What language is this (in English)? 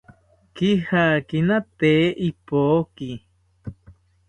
South Ucayali Ashéninka